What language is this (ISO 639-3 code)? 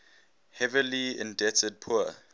eng